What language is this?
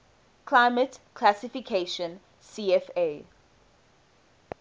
English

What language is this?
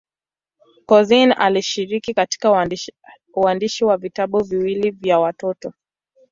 Swahili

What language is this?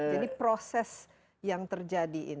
Indonesian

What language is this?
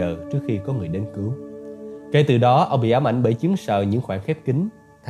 Vietnamese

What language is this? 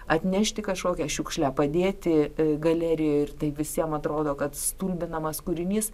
Lithuanian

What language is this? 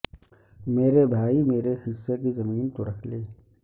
Urdu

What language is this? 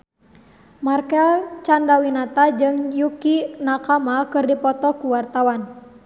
Sundanese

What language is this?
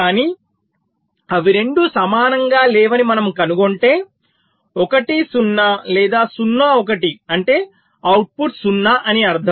Telugu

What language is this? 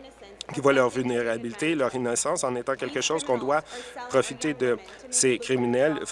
French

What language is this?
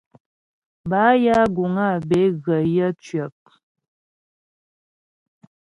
Ghomala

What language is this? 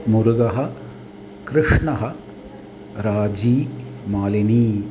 Sanskrit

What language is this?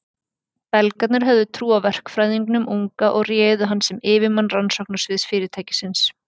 Icelandic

